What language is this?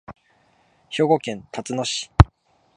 Japanese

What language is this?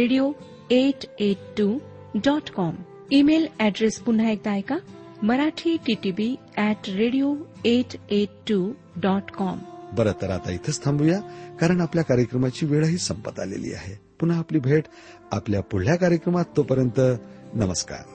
Marathi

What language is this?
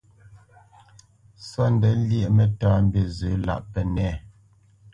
Bamenyam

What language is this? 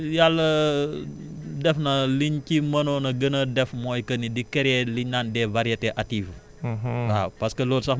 Wolof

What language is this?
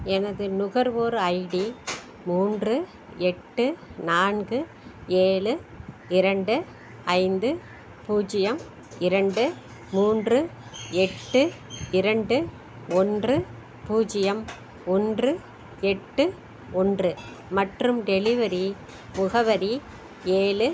Tamil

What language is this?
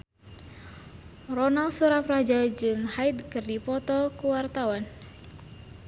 Sundanese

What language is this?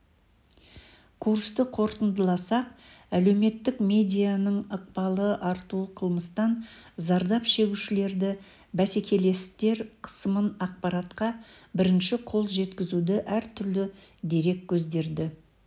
Kazakh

